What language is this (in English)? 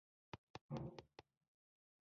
Pashto